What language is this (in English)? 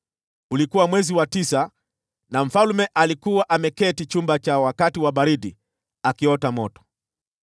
Swahili